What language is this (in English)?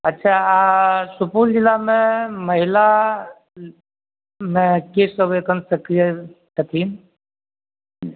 Maithili